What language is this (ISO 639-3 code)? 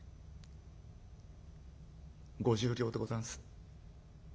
jpn